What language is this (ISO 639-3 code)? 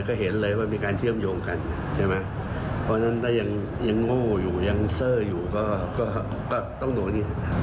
tha